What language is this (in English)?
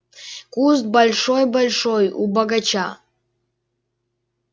Russian